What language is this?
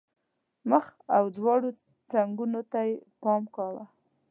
Pashto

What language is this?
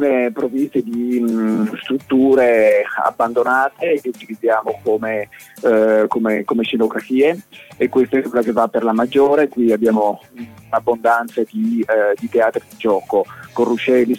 Italian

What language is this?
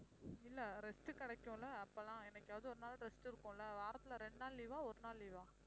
Tamil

